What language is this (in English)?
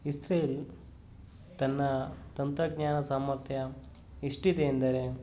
Kannada